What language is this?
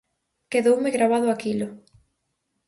Galician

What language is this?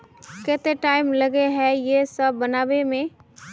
Magahi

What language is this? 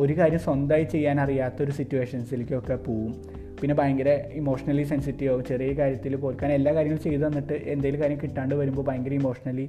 Malayalam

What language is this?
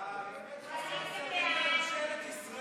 Hebrew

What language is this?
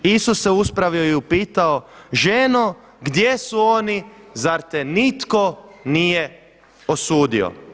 Croatian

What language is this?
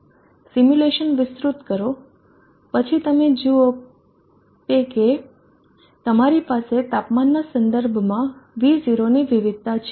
Gujarati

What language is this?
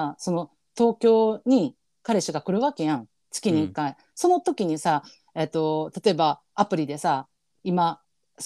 Japanese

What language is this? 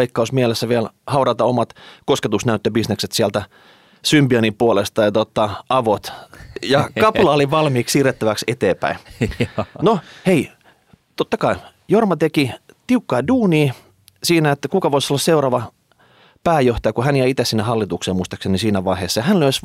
Finnish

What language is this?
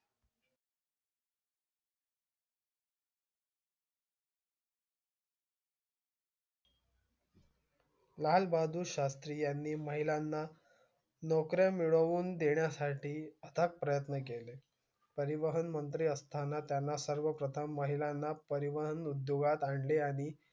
Marathi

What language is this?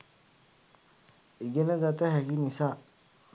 Sinhala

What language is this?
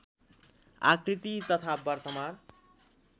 Nepali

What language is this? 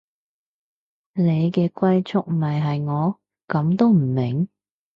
Cantonese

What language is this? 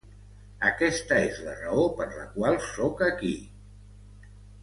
Catalan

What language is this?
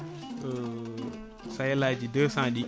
Fula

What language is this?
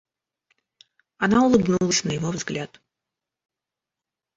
Russian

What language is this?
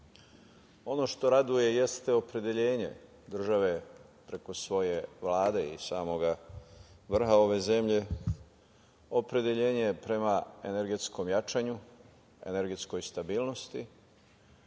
Serbian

